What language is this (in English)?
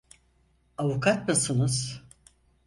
Turkish